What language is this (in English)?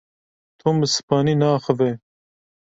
Kurdish